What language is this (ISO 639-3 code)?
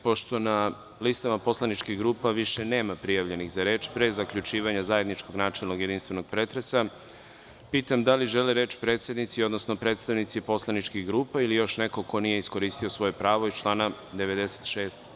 srp